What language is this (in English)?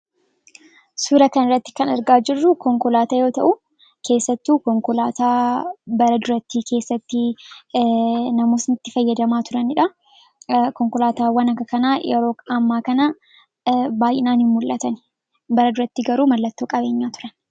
Oromo